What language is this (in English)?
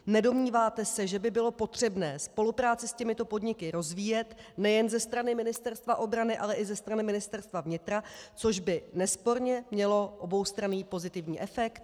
Czech